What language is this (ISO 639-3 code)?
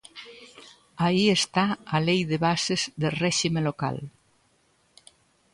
glg